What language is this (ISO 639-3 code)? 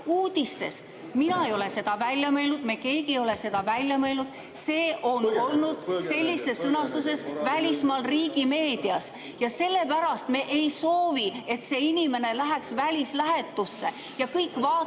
est